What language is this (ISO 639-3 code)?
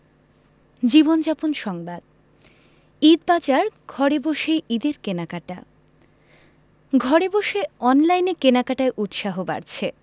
ben